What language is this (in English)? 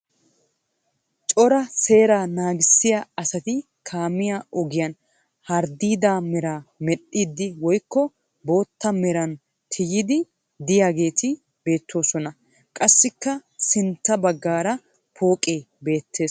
Wolaytta